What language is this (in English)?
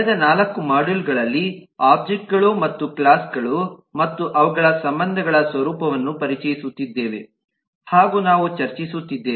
Kannada